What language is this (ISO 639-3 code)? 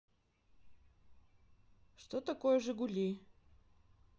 rus